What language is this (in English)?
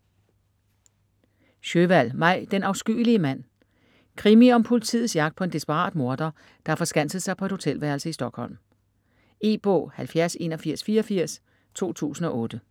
Danish